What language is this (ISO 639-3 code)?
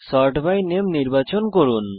ben